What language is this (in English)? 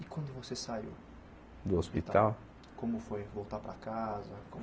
Portuguese